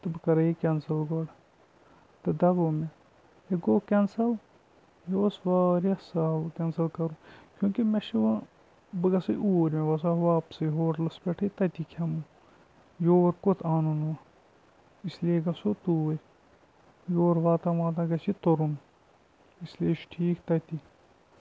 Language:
Kashmiri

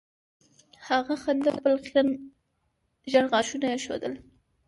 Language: Pashto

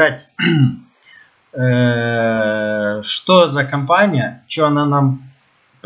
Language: Russian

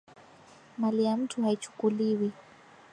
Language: Swahili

